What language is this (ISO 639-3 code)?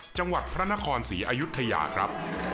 tha